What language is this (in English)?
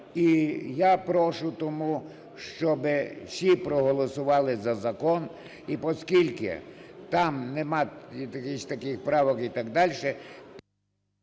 Ukrainian